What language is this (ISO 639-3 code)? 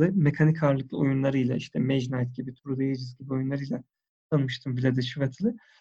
tur